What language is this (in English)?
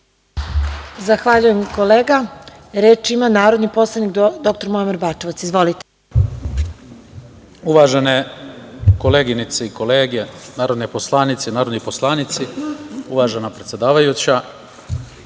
Serbian